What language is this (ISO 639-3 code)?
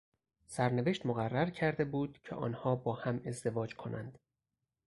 fas